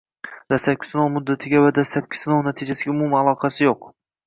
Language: Uzbek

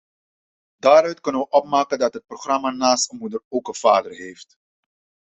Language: Dutch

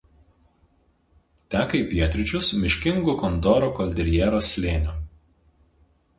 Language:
Lithuanian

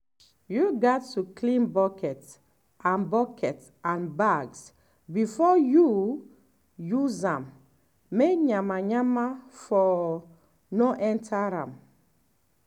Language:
Nigerian Pidgin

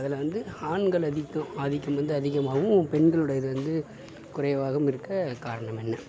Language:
Tamil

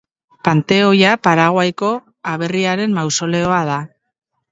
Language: Basque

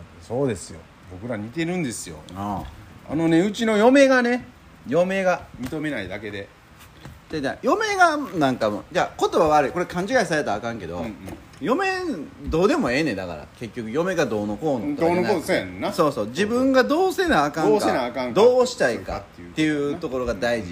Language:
Japanese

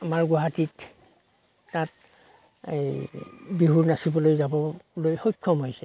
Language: Assamese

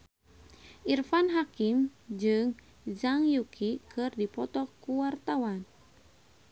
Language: Sundanese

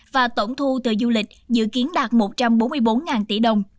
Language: Vietnamese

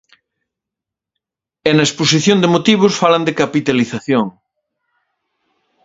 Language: Galician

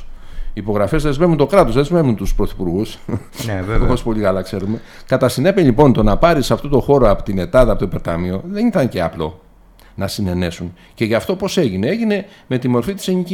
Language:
Greek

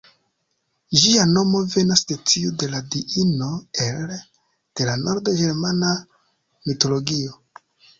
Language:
Esperanto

